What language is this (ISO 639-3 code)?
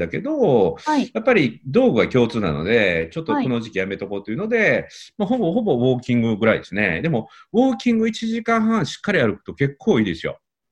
jpn